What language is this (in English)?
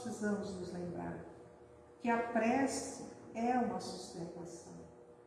Portuguese